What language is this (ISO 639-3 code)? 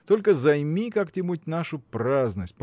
rus